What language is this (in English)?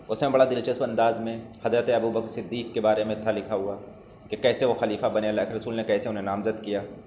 Urdu